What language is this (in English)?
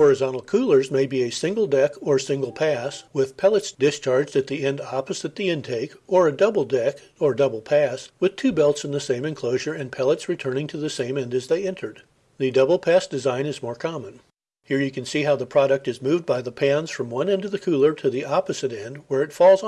English